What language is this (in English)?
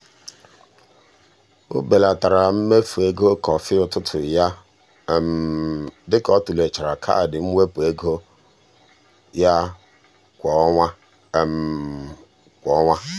Igbo